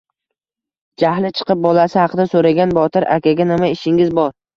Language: Uzbek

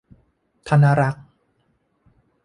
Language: Thai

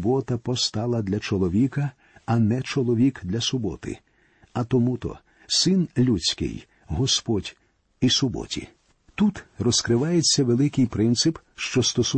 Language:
Ukrainian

